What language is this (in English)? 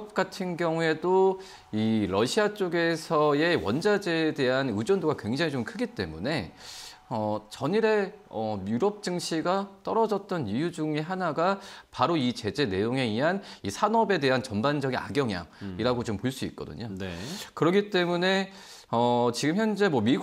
Korean